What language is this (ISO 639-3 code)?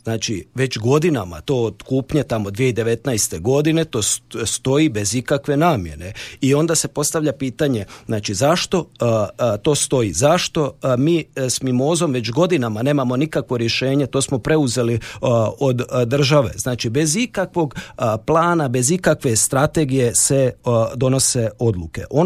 hrv